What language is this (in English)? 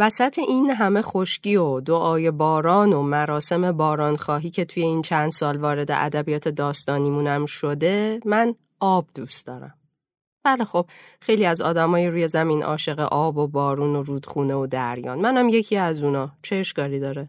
Persian